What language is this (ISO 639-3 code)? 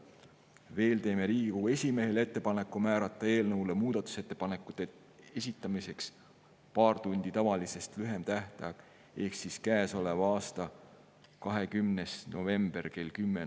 est